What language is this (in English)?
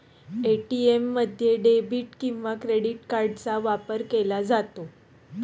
Marathi